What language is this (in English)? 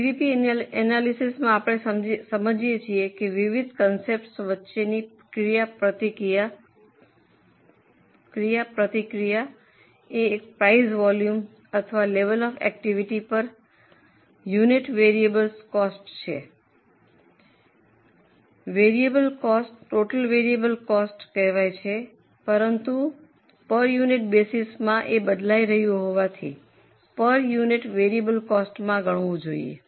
Gujarati